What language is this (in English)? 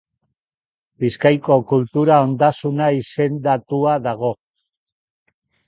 Basque